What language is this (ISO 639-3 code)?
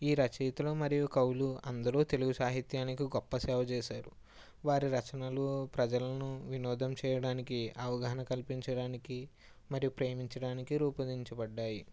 tel